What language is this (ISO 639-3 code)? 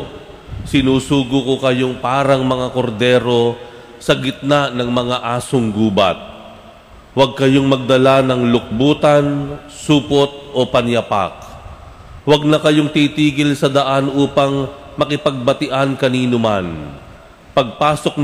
fil